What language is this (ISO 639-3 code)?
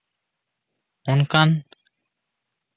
sat